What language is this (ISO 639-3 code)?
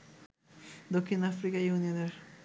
ben